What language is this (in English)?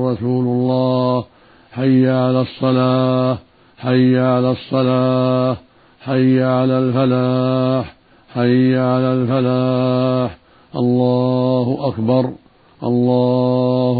Arabic